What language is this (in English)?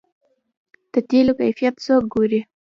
Pashto